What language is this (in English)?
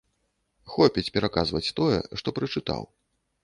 Belarusian